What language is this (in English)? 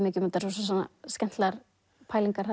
Icelandic